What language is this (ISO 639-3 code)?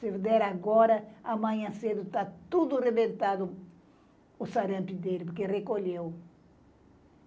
por